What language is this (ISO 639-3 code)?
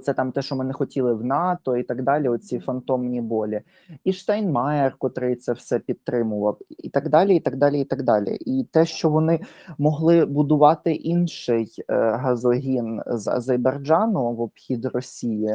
ukr